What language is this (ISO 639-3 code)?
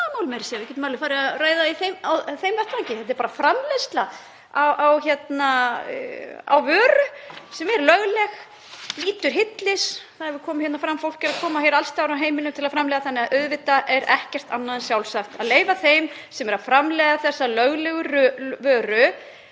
isl